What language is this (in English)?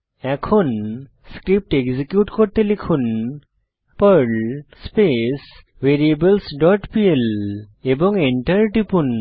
Bangla